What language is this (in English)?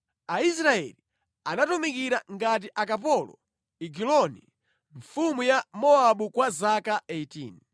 Nyanja